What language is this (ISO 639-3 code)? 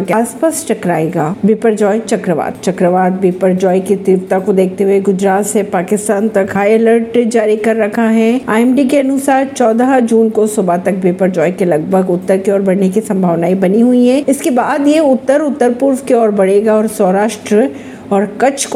hin